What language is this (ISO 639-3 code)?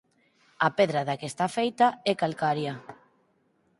glg